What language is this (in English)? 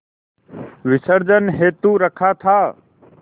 Hindi